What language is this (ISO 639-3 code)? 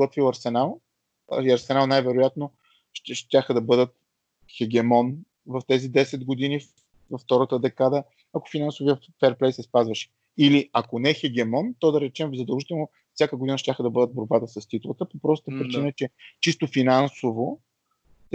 bul